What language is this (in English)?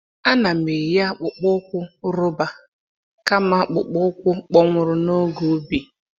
Igbo